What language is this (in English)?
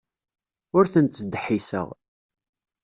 Kabyle